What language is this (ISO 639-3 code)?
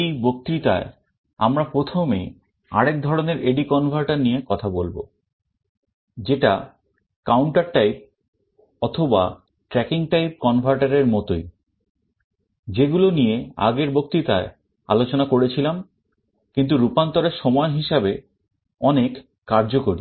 ben